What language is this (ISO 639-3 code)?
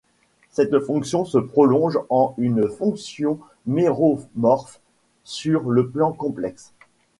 fra